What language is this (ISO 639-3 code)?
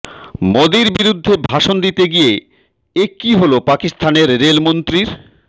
ben